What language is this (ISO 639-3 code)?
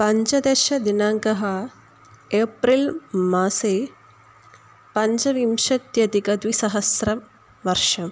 san